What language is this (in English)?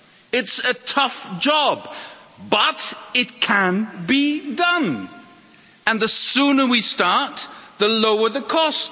English